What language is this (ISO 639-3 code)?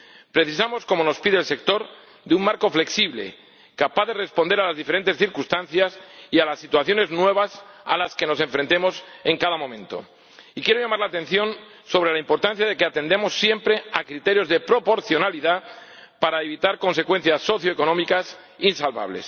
spa